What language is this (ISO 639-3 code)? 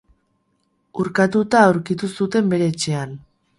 eus